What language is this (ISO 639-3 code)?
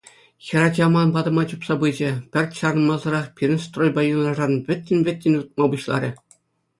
chv